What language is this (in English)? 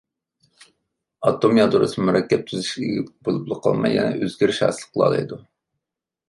Uyghur